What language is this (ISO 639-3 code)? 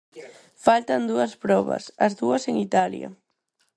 glg